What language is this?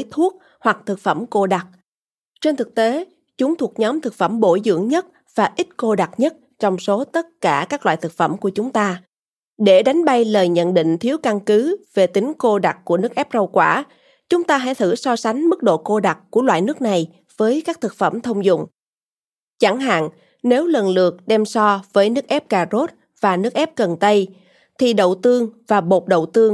Vietnamese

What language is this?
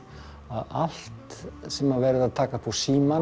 Icelandic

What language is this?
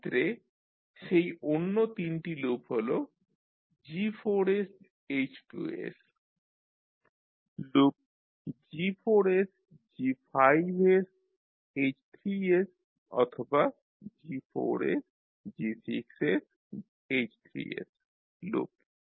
Bangla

